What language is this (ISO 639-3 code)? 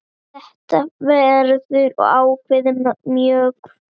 isl